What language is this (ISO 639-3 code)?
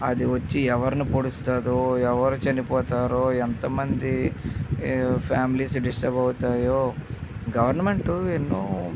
tel